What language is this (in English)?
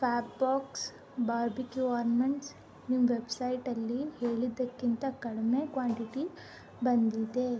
Kannada